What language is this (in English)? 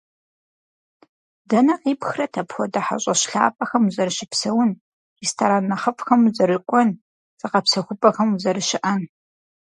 Kabardian